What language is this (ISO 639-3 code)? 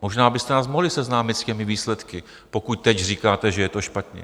ces